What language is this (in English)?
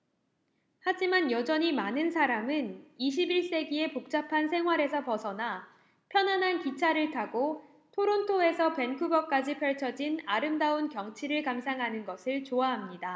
Korean